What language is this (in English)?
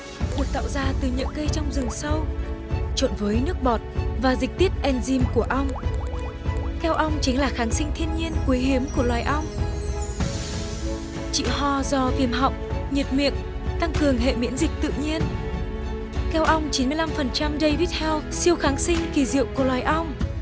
Vietnamese